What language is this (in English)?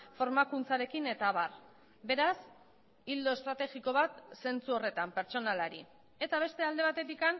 Basque